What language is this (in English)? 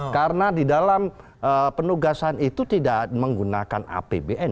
Indonesian